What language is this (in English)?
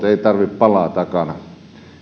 Finnish